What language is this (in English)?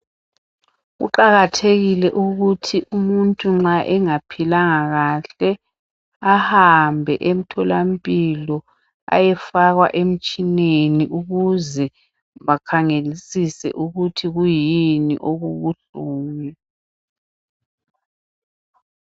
North Ndebele